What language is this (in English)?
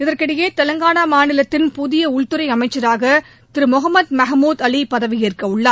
Tamil